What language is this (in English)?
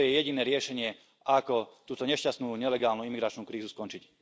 Slovak